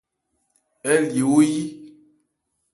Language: Ebrié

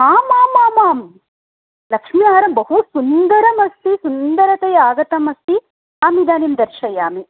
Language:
Sanskrit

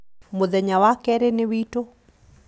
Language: Kikuyu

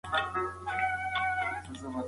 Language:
Pashto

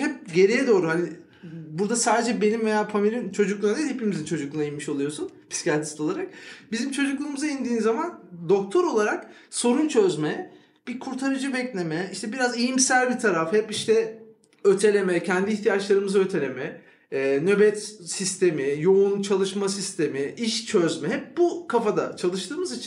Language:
Turkish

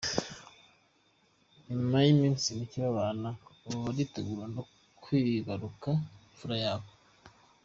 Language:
Kinyarwanda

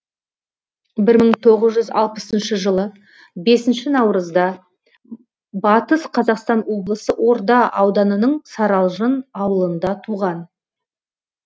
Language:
Kazakh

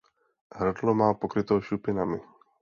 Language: Czech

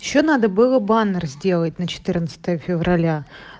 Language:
Russian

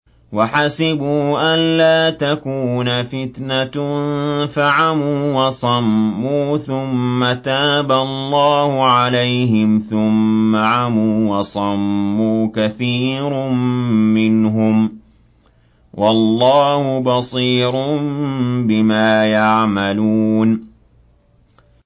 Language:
Arabic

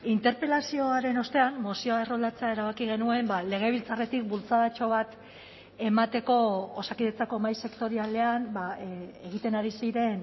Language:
Basque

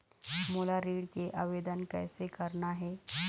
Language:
Chhattisgarhi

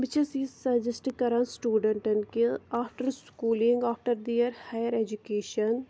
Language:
Kashmiri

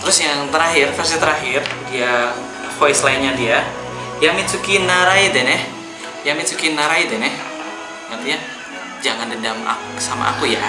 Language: Indonesian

